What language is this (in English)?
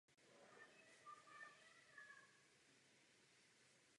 Czech